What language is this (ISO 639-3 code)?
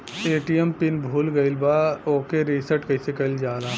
bho